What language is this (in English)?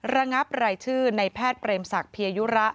Thai